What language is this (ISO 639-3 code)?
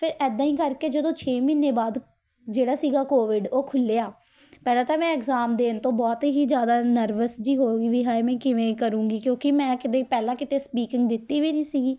pan